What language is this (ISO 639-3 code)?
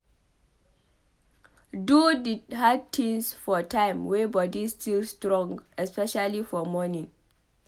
pcm